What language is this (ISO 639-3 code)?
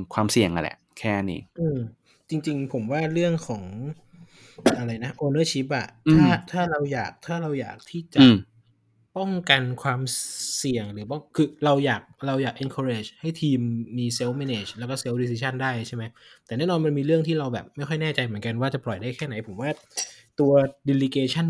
tha